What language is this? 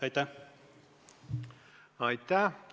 Estonian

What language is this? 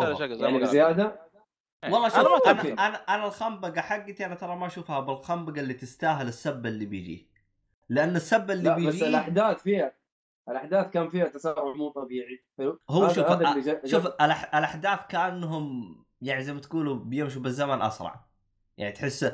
Arabic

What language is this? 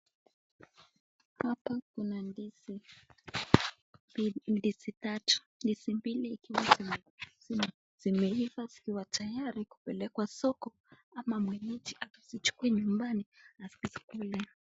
Swahili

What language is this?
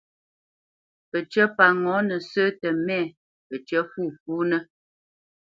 Bamenyam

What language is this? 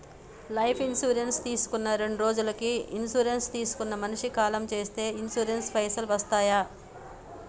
Telugu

